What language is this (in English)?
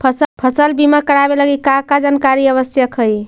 Magahi